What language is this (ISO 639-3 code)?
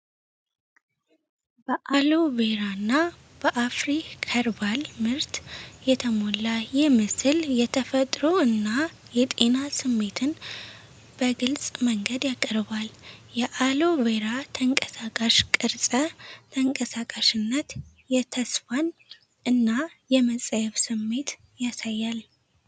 amh